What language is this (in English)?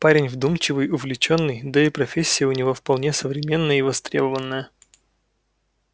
Russian